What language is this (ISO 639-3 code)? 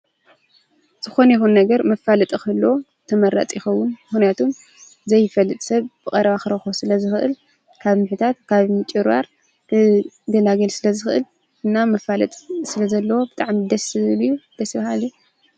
tir